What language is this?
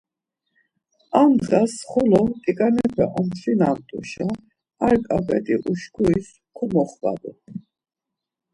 Laz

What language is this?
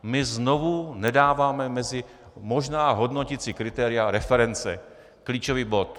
Czech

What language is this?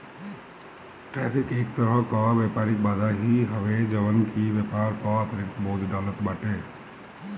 Bhojpuri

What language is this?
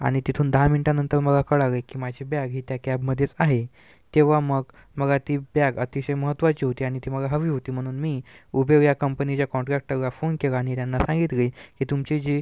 Marathi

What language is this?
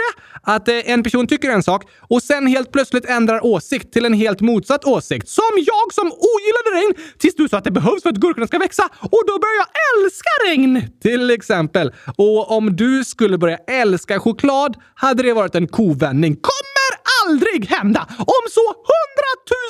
Swedish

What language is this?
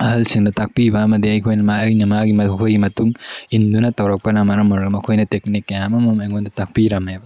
Manipuri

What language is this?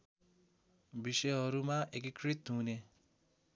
Nepali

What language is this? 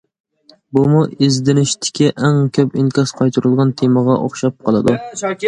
Uyghur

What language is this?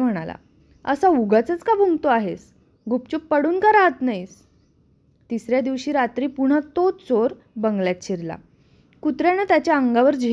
Marathi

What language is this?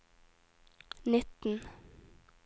Norwegian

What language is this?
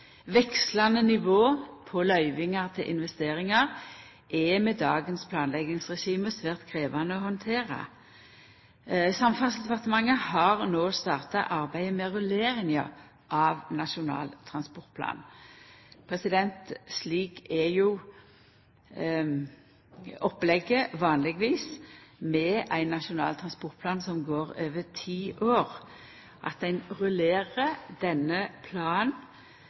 Norwegian Nynorsk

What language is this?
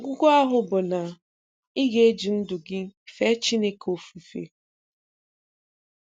Igbo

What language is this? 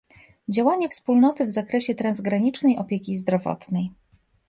Polish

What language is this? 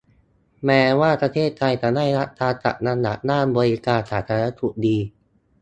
Thai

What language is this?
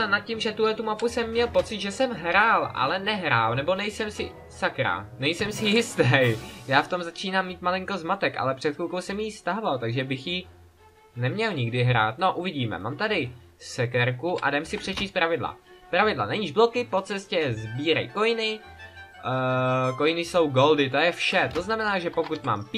Czech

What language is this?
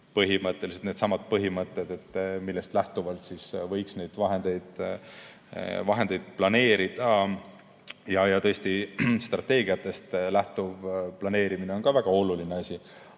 Estonian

